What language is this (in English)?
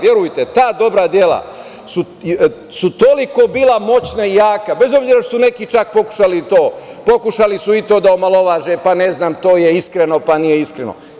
Serbian